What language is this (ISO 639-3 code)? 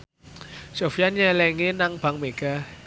jav